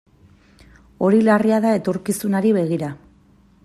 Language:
Basque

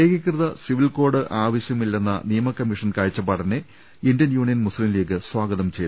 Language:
Malayalam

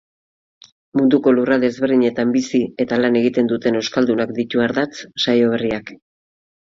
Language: Basque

